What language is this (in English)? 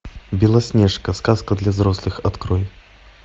Russian